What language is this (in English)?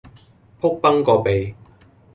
Cantonese